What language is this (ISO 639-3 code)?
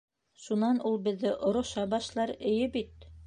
bak